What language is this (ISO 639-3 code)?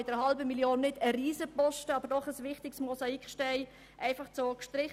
gsw